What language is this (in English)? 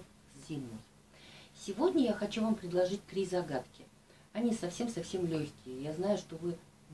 Russian